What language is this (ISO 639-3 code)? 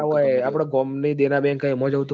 guj